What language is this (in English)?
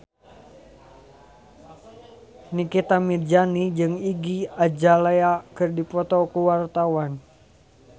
Sundanese